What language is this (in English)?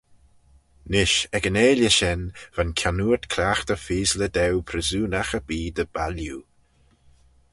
Manx